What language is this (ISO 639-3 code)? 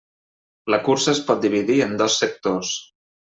cat